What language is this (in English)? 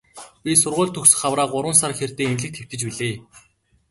Mongolian